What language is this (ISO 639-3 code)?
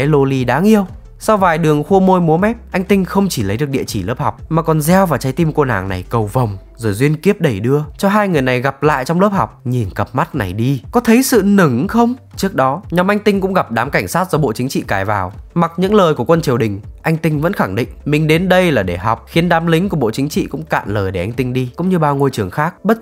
vie